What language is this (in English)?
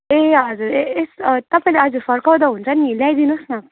Nepali